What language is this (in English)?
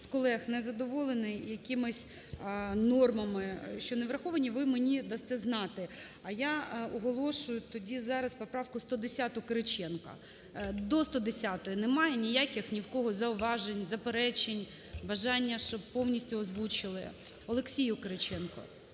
Ukrainian